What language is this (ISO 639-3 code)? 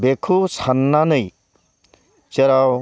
brx